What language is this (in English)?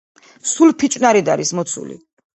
Georgian